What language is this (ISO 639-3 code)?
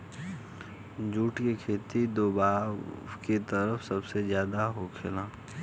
bho